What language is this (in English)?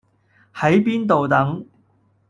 Cantonese